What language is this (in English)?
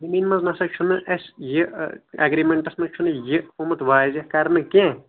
Kashmiri